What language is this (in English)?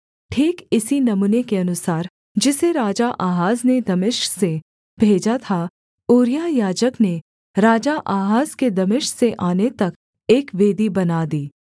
Hindi